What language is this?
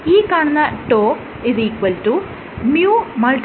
Malayalam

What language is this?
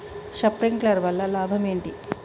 Telugu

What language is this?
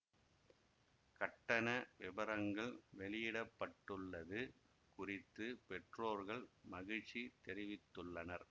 Tamil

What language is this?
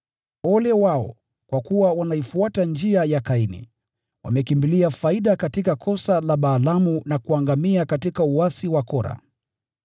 Swahili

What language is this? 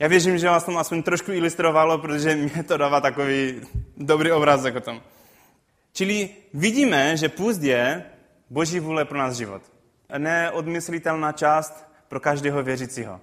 Czech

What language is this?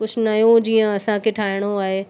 Sindhi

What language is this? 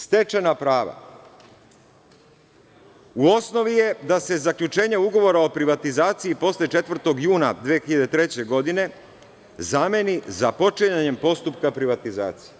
Serbian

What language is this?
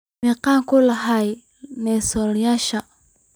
Somali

